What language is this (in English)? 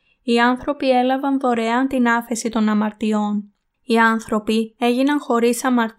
Greek